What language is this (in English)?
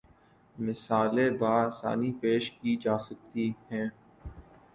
Urdu